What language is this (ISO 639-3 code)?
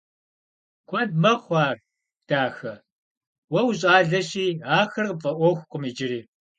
kbd